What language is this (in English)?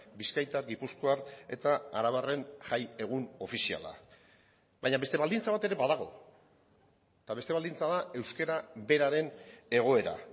Basque